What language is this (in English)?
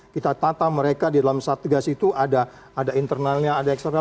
Indonesian